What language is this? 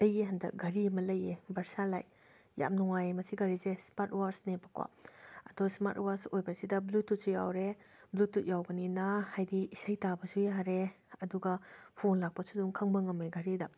Manipuri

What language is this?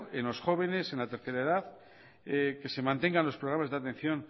Spanish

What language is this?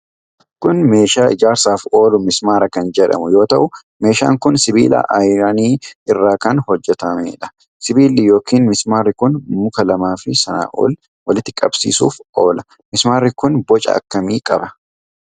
Oromo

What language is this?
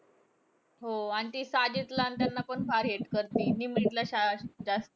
Marathi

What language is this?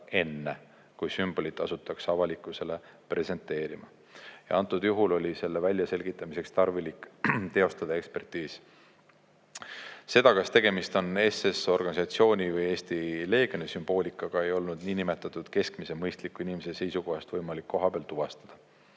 Estonian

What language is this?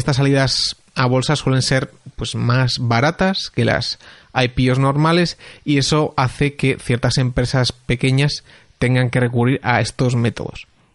Spanish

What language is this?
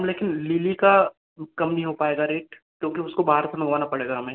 Hindi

